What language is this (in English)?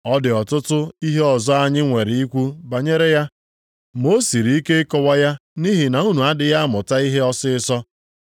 Igbo